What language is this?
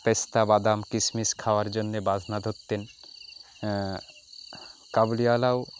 Bangla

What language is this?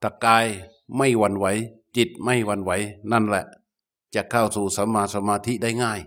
Thai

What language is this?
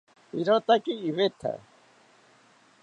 South Ucayali Ashéninka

